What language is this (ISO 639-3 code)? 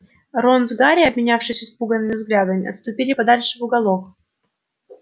rus